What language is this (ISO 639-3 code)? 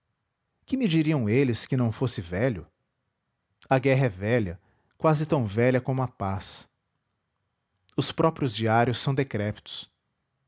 por